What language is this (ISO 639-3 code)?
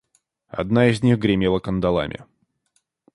rus